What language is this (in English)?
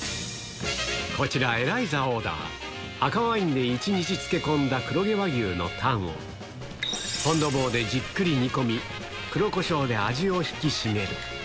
Japanese